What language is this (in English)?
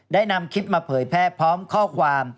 Thai